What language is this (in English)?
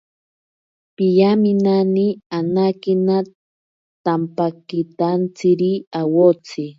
Ashéninka Perené